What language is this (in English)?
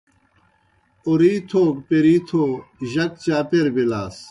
Kohistani Shina